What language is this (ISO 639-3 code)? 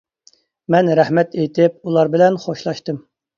uig